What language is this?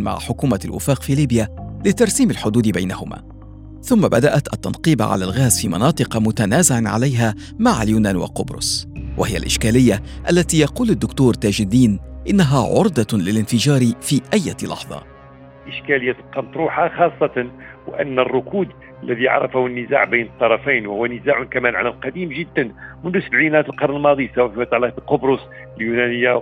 Arabic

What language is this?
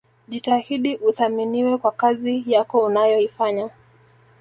Swahili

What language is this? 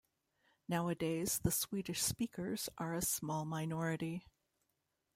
English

